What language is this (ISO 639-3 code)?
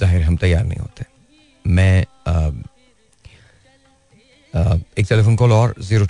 hin